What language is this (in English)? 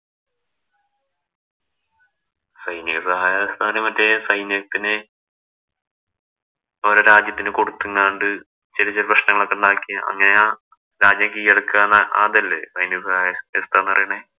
Malayalam